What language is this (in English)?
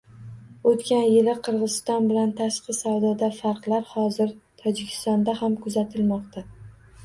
Uzbek